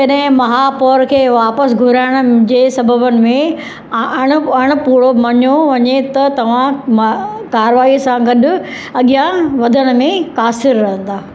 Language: Sindhi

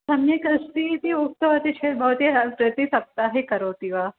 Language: Sanskrit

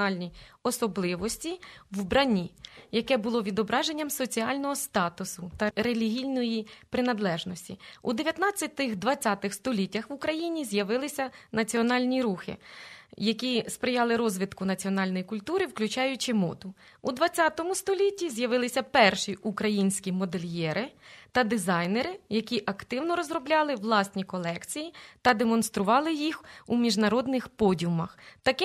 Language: Ukrainian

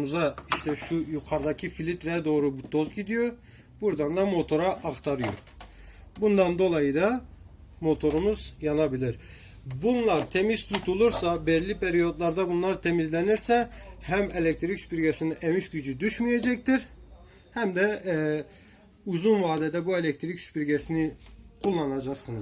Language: Turkish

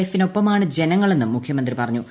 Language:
Malayalam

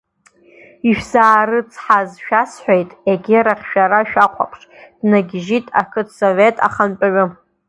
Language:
Abkhazian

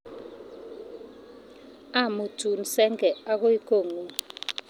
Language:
Kalenjin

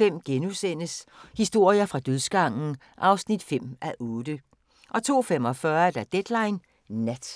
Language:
Danish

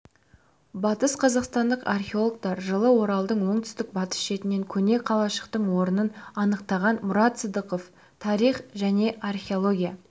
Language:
Kazakh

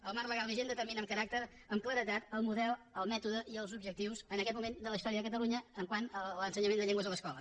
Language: Catalan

